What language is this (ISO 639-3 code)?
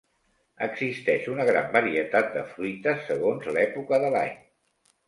cat